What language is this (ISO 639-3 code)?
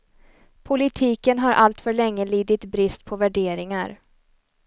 swe